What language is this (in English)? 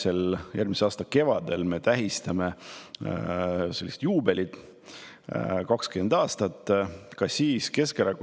Estonian